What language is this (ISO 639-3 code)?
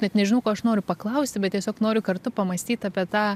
lit